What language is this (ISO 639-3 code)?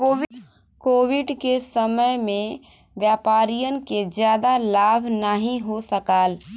bho